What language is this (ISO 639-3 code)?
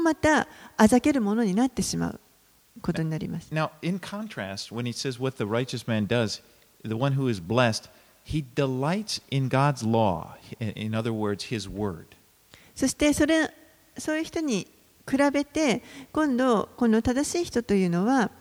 jpn